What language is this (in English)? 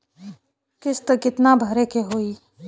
Bhojpuri